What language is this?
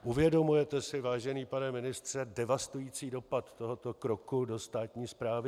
Czech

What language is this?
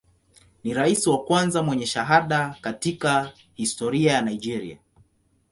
Swahili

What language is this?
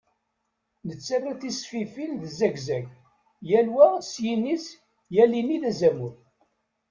Kabyle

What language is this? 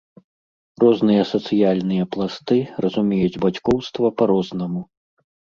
Belarusian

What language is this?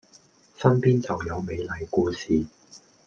Cantonese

